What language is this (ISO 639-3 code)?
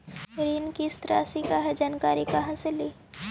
mag